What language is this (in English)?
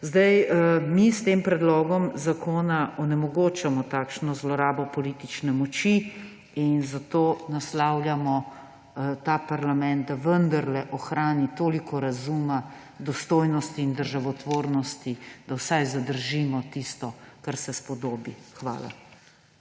Slovenian